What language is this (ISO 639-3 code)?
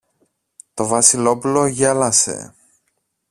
ell